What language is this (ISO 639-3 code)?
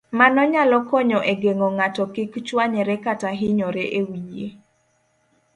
luo